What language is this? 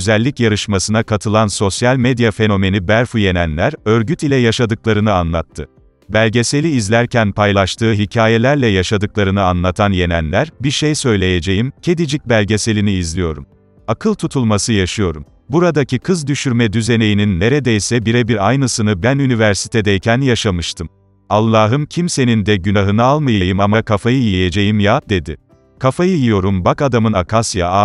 Turkish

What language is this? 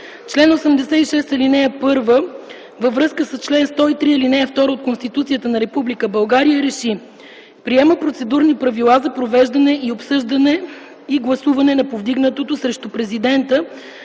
Bulgarian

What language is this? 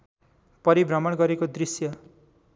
Nepali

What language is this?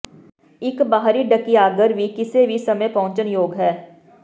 Punjabi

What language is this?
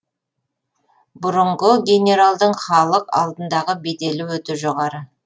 Kazakh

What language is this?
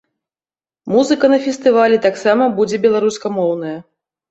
Belarusian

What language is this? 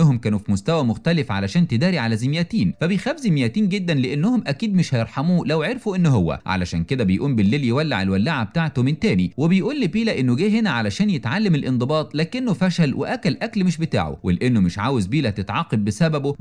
Arabic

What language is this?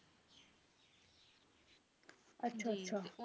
Punjabi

